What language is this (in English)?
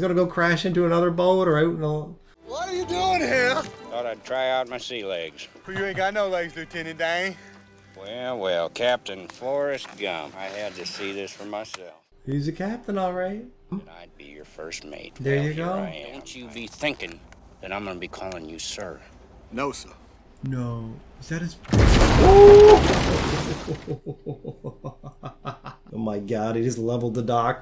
English